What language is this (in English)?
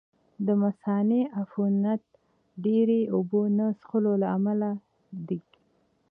Pashto